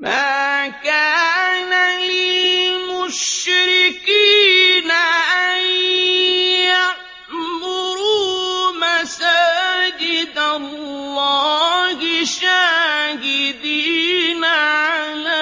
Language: Arabic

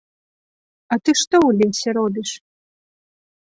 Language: Belarusian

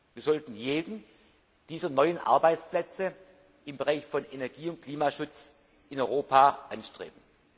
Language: German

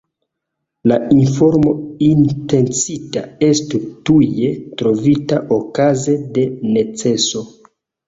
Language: Esperanto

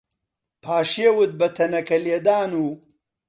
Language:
Central Kurdish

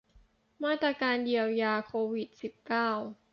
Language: Thai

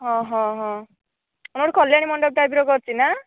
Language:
Odia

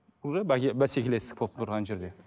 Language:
Kazakh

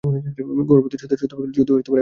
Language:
Bangla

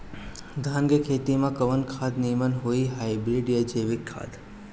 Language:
Bhojpuri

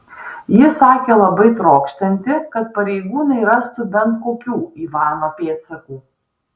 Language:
Lithuanian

